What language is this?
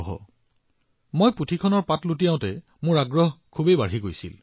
Assamese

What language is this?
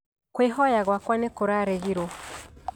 Kikuyu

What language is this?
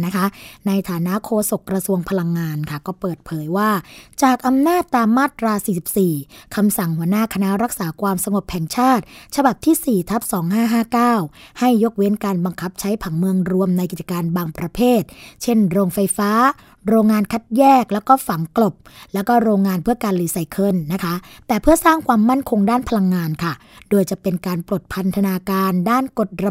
Thai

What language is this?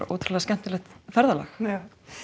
Icelandic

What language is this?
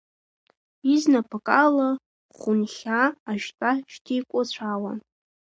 Abkhazian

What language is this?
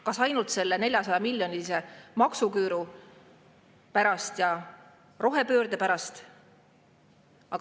Estonian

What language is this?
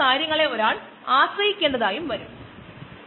Malayalam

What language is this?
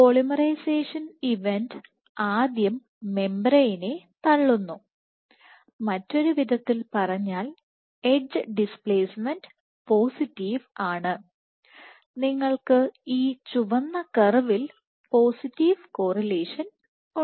Malayalam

